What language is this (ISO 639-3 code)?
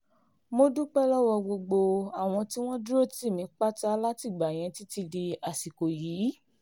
yor